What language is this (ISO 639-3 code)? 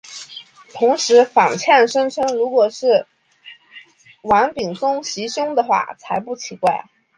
zho